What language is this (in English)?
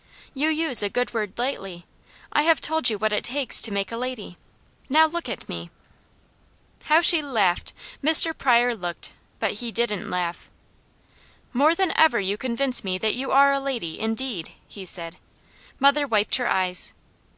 English